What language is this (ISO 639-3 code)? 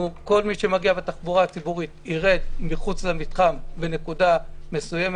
heb